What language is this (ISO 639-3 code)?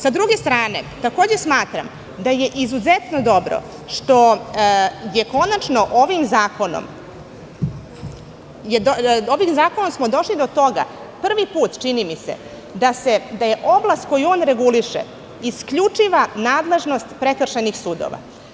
srp